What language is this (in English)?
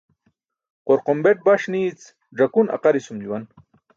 Burushaski